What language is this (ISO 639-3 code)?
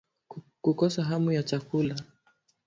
swa